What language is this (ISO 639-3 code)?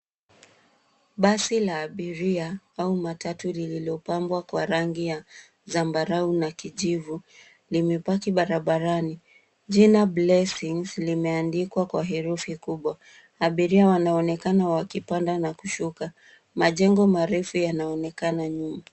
swa